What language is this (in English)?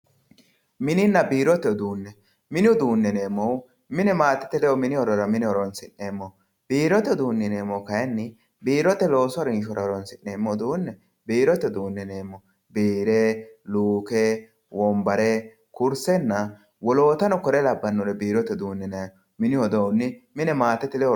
Sidamo